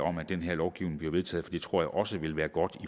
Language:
Danish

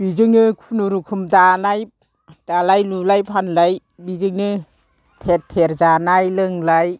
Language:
Bodo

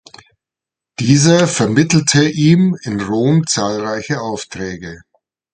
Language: German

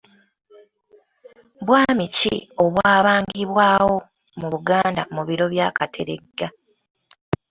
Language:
Ganda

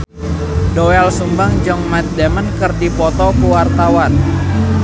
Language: Sundanese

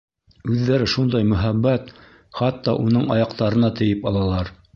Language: Bashkir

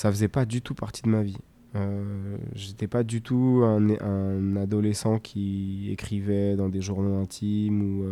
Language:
French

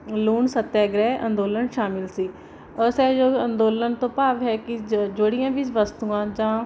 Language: Punjabi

